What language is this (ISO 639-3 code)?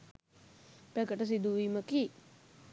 sin